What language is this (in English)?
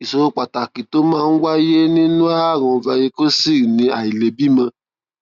Yoruba